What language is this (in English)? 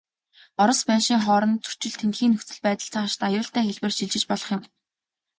Mongolian